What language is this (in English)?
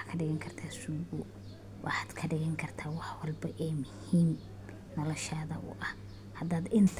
Somali